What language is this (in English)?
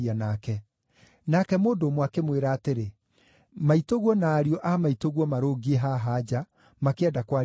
Kikuyu